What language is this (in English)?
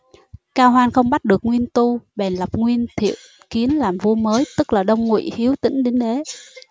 Vietnamese